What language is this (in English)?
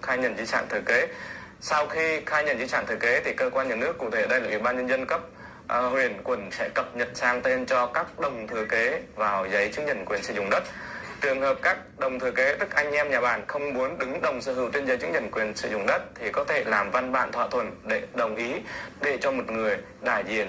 Vietnamese